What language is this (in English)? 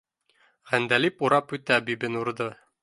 Bashkir